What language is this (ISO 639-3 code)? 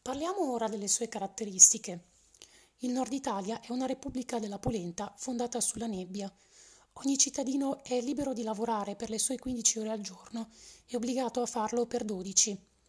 ita